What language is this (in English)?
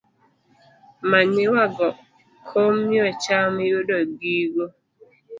Luo (Kenya and Tanzania)